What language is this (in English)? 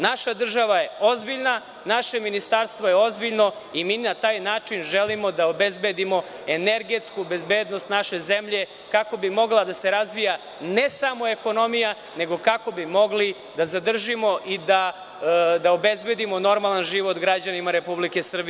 Serbian